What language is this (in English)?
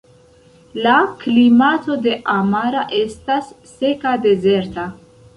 Esperanto